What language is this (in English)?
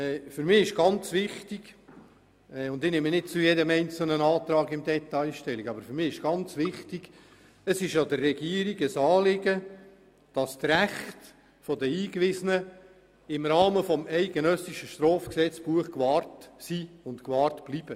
Swiss German